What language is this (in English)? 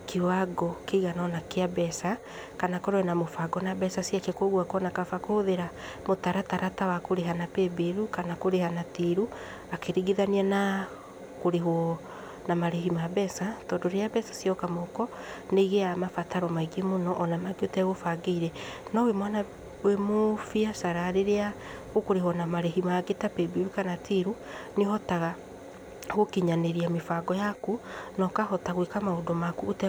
Kikuyu